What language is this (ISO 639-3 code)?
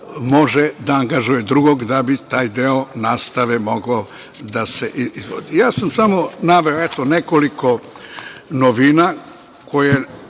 srp